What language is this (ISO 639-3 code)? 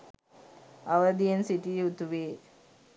sin